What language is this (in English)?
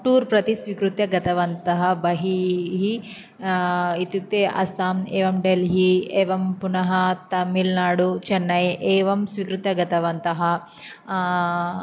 Sanskrit